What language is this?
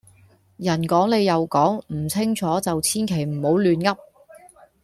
Cantonese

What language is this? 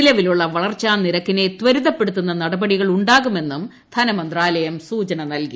Malayalam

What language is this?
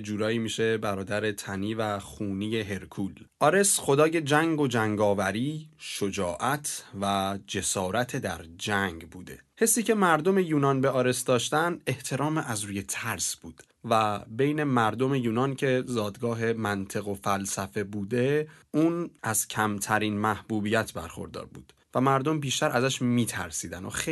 Persian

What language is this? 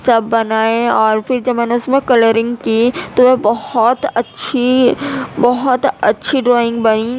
Urdu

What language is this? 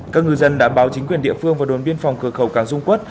Vietnamese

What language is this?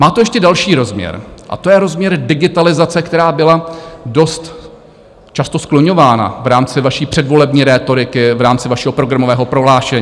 Czech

